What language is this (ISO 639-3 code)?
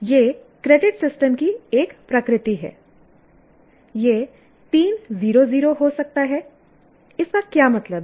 hin